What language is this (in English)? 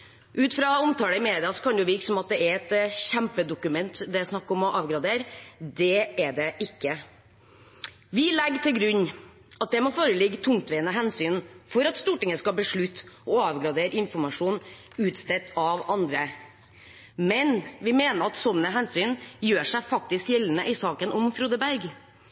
Norwegian Bokmål